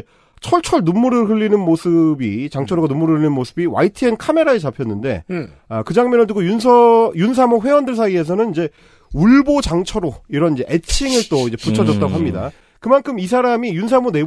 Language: Korean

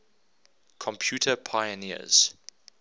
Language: English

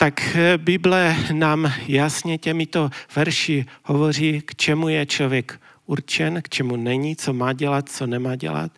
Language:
Czech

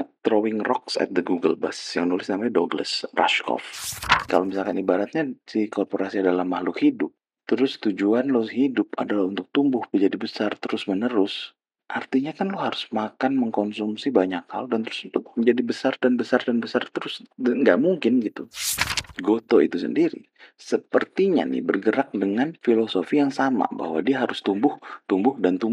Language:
Indonesian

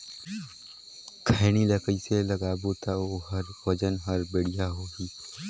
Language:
Chhattisgarhi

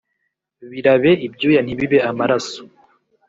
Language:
Kinyarwanda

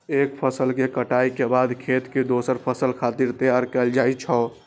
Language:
Maithili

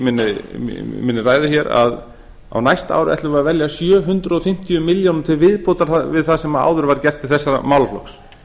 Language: Icelandic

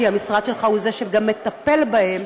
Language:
Hebrew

